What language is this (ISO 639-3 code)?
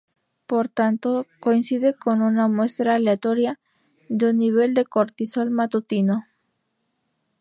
spa